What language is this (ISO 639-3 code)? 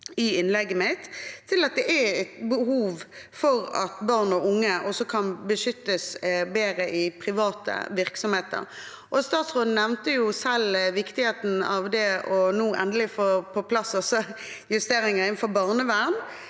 nor